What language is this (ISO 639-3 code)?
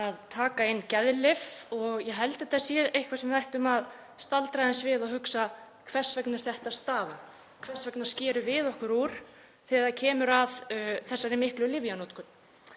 isl